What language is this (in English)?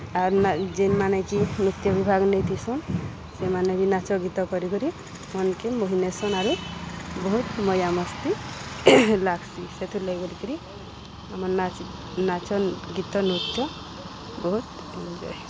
Odia